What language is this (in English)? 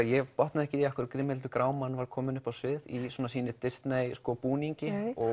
Icelandic